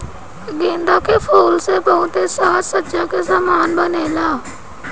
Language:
Bhojpuri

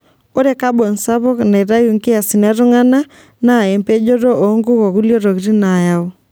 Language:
Masai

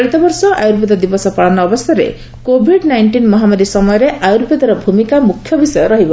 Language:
Odia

